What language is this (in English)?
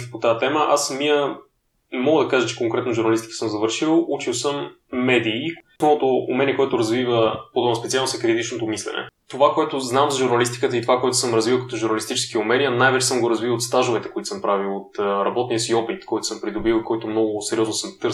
Bulgarian